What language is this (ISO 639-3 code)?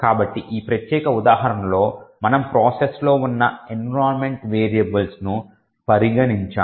tel